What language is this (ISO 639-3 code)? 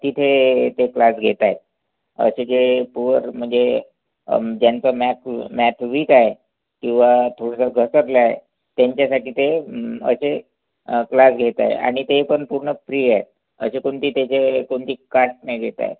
mar